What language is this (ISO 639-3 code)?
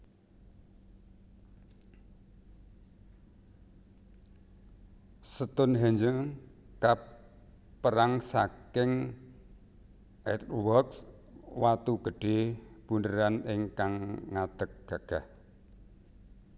jav